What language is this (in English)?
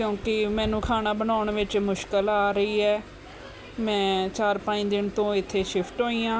Punjabi